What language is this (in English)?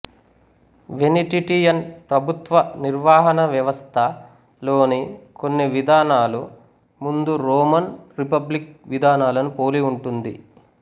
Telugu